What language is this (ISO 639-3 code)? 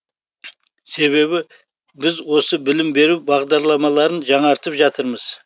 kaz